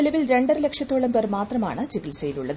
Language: Malayalam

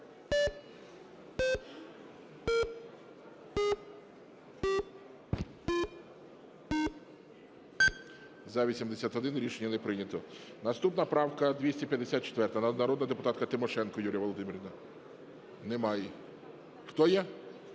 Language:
Ukrainian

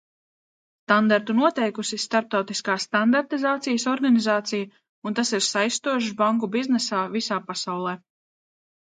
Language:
Latvian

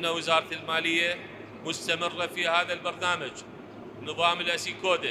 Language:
Arabic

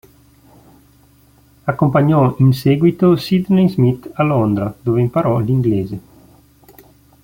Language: Italian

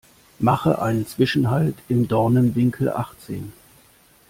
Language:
German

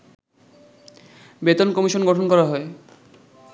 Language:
Bangla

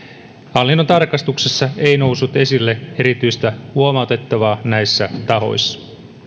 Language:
Finnish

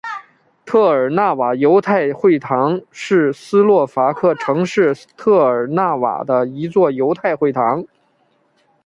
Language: Chinese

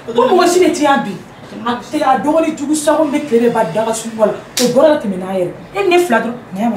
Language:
Korean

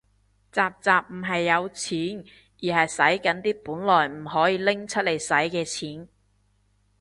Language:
Cantonese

